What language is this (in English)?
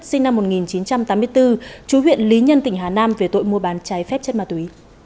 Vietnamese